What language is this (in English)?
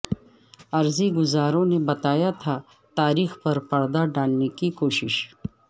Urdu